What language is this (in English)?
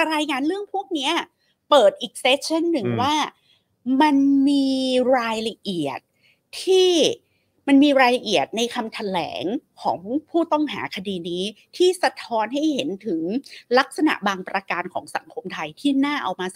Thai